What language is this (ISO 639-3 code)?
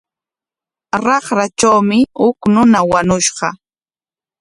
qwa